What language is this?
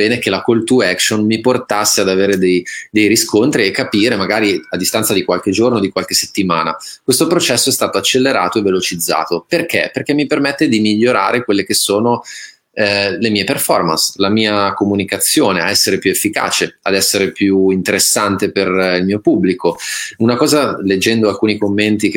Italian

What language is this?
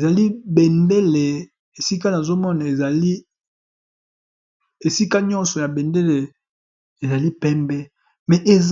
Lingala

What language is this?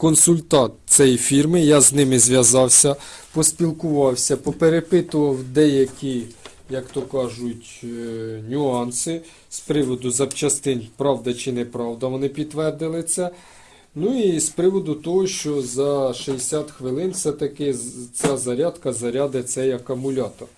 Ukrainian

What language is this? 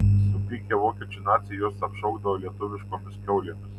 Lithuanian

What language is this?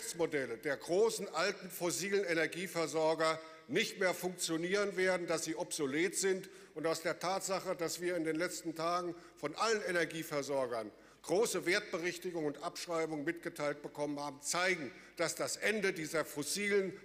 German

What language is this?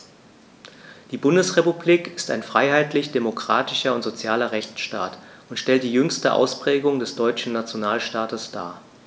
German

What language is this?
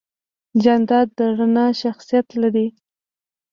Pashto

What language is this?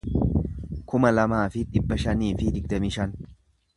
Oromo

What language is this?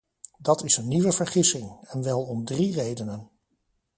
Dutch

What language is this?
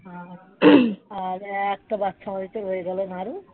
Bangla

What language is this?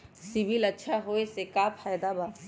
Magahi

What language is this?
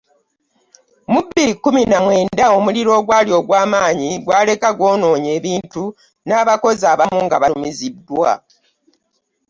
Ganda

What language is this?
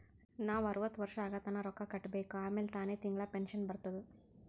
Kannada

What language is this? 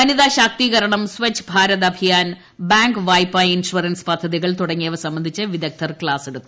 Malayalam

